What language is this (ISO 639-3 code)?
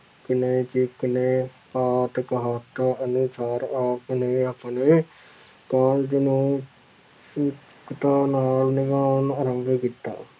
pan